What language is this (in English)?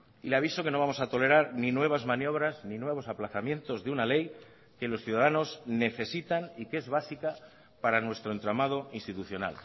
Spanish